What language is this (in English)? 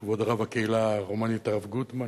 Hebrew